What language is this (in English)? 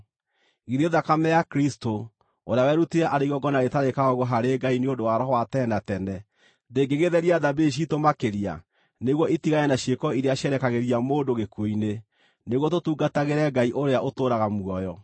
Kikuyu